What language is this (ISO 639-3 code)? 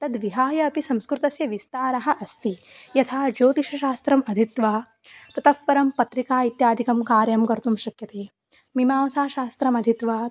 san